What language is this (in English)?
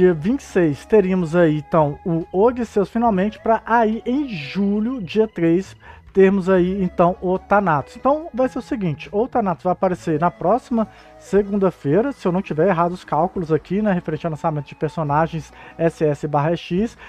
Portuguese